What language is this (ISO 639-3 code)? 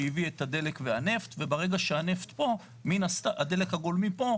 heb